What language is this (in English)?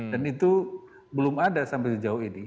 Indonesian